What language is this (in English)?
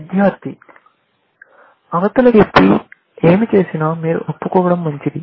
Telugu